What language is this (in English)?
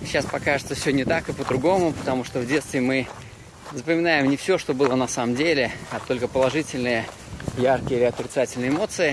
Russian